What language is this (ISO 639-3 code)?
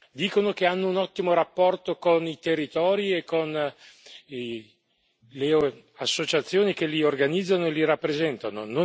ita